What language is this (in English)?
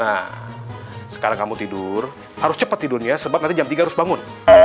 Indonesian